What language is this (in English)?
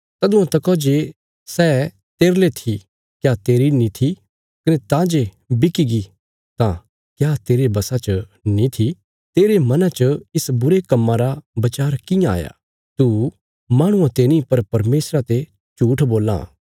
Bilaspuri